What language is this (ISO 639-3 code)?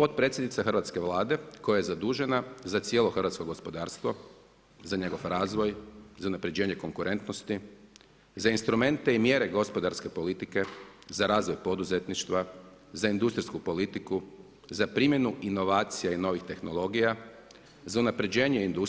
hrv